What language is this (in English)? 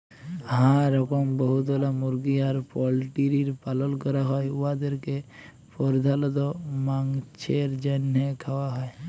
Bangla